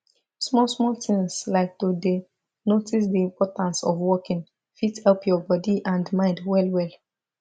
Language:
Nigerian Pidgin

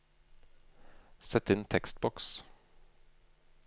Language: Norwegian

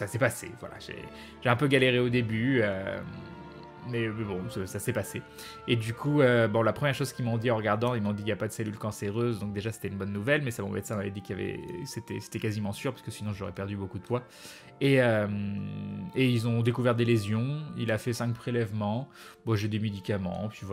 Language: French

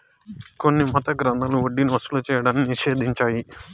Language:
Telugu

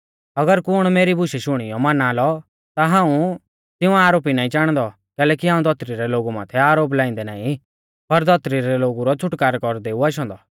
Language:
Mahasu Pahari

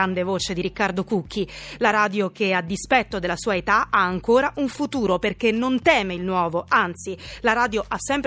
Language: Italian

